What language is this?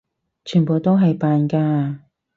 Cantonese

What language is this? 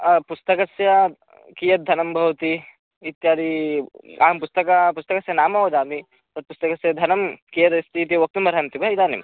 Sanskrit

